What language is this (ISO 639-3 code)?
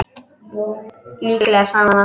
isl